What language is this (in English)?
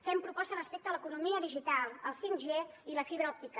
Catalan